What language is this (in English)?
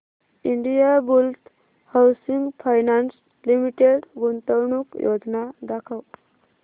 Marathi